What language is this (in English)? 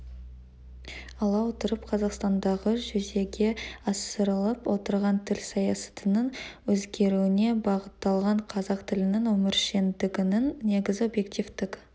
Kazakh